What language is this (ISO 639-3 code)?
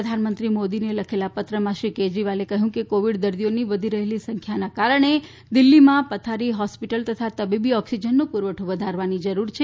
guj